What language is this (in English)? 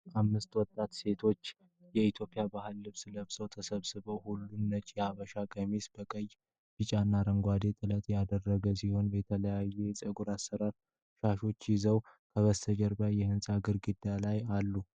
Amharic